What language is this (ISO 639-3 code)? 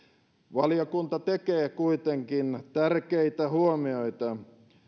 fin